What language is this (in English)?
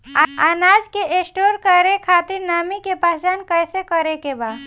Bhojpuri